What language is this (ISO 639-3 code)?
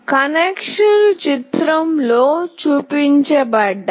tel